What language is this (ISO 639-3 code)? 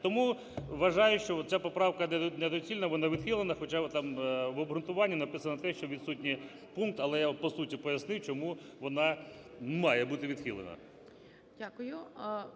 ukr